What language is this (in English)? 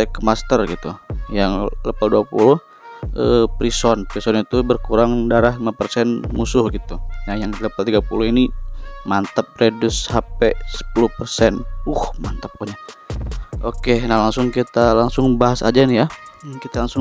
Indonesian